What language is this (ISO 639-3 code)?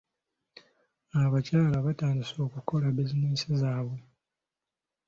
lug